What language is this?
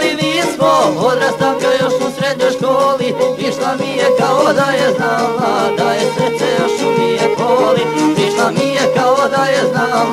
Romanian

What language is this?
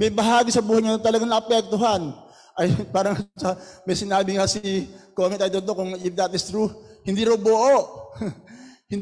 Filipino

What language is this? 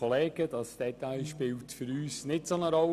Swiss German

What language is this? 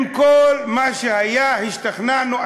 Hebrew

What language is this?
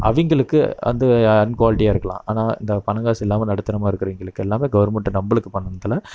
Tamil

